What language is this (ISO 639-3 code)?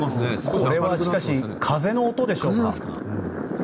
jpn